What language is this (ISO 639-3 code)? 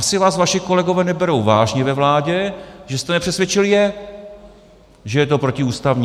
ces